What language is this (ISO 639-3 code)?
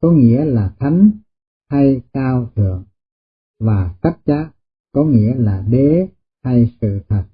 vie